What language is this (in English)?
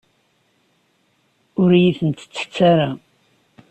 Kabyle